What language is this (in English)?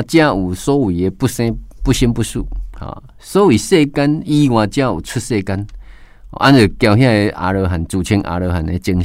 Chinese